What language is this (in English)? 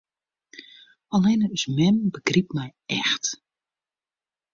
Western Frisian